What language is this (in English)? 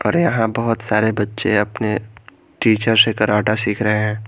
Hindi